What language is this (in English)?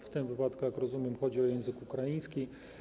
Polish